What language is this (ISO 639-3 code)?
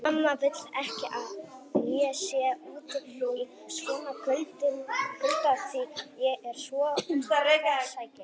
isl